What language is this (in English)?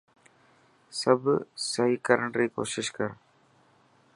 Dhatki